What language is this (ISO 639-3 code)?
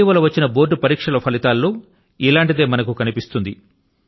tel